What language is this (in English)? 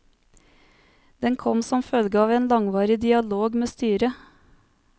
Norwegian